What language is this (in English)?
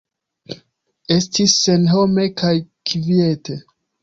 Esperanto